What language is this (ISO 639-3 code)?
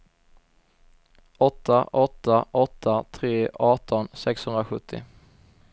swe